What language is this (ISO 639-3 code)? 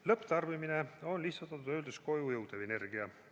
est